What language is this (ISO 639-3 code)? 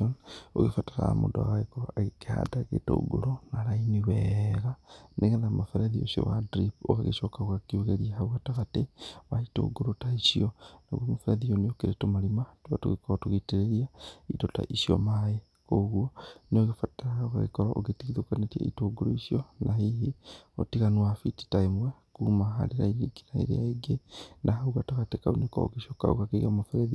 kik